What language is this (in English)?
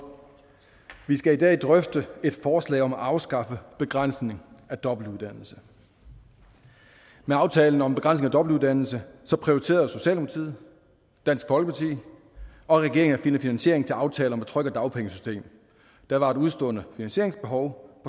Danish